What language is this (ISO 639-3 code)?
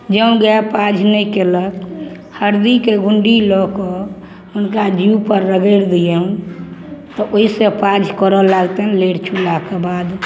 mai